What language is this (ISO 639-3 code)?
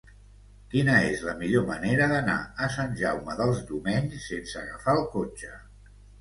cat